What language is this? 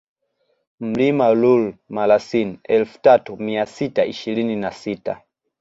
Swahili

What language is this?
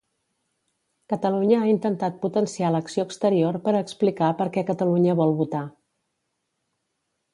Catalan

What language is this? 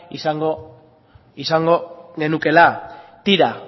Basque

